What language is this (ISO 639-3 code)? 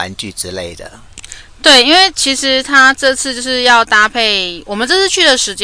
zho